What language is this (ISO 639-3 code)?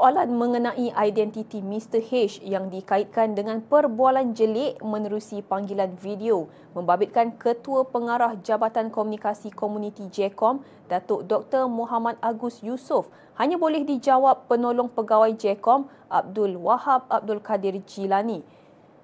msa